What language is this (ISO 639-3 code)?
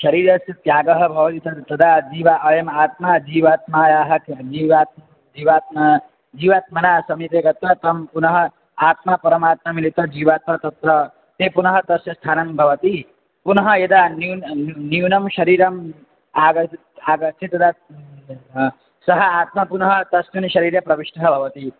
san